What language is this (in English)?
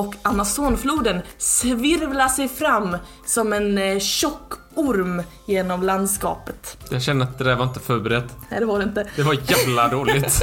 Swedish